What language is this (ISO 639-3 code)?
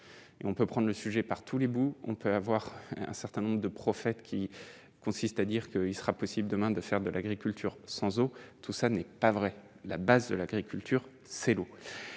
fra